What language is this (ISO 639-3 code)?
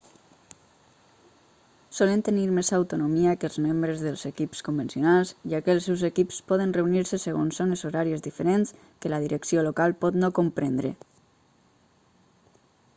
cat